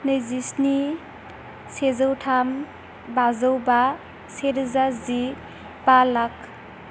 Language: Bodo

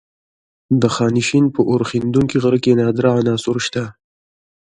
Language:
Pashto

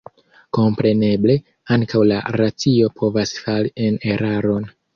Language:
Esperanto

